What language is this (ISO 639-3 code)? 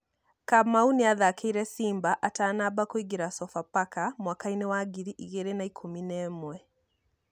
kik